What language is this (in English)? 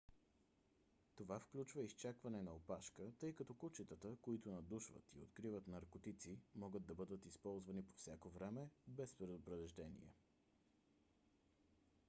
Bulgarian